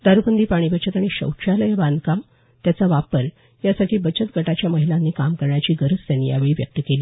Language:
Marathi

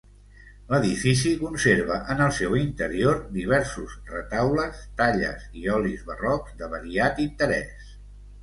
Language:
Catalan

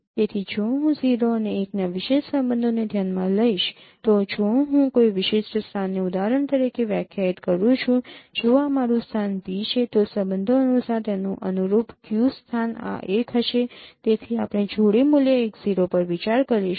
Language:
Gujarati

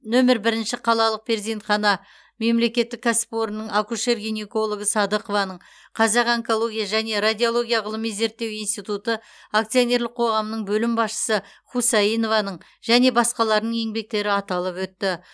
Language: Kazakh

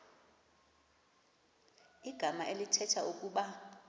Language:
Xhosa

